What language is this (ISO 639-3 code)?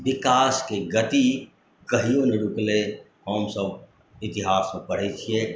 mai